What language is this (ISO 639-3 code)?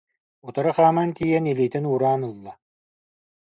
sah